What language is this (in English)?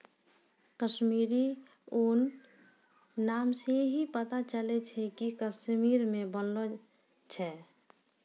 Maithili